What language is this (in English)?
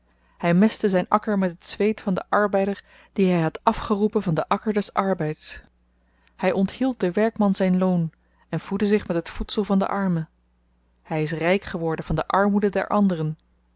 Dutch